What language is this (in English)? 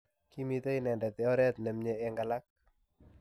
Kalenjin